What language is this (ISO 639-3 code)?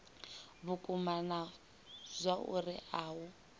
ven